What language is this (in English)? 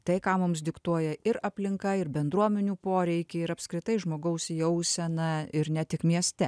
Lithuanian